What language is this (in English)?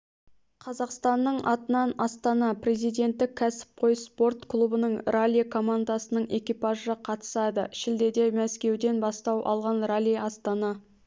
Kazakh